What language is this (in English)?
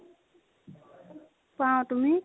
Assamese